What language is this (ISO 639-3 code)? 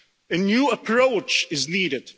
eng